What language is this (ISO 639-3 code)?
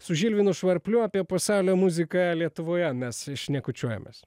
lit